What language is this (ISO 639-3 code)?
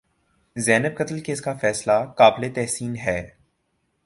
urd